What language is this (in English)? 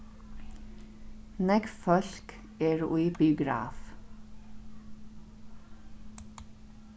Faroese